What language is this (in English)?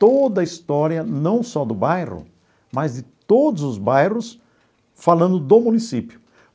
Portuguese